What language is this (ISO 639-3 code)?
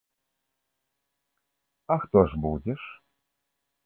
bel